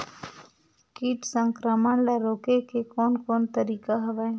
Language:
Chhattisgarhi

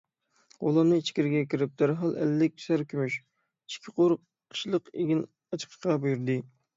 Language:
Uyghur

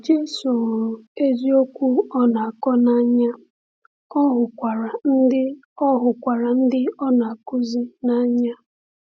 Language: Igbo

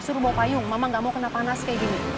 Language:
Indonesian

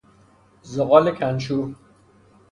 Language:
Persian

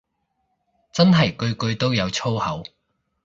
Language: Cantonese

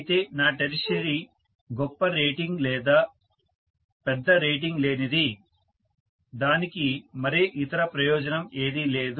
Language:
Telugu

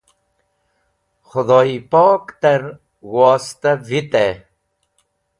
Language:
Wakhi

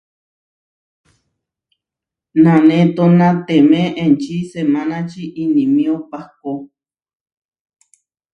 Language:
Huarijio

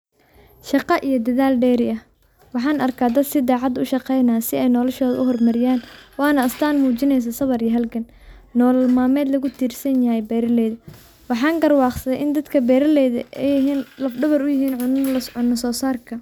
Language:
Somali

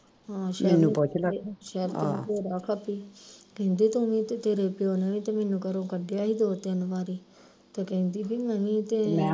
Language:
Punjabi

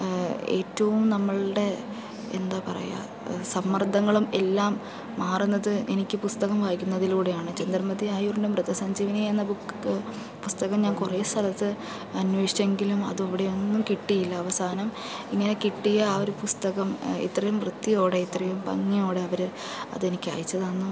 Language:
Malayalam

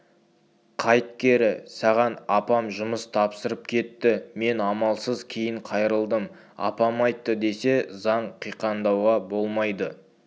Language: Kazakh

